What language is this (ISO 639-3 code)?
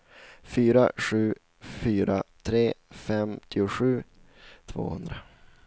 swe